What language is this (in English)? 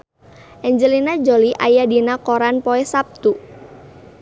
Sundanese